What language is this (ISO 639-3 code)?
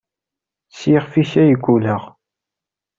kab